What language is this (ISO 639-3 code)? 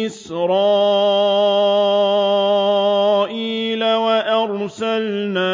ara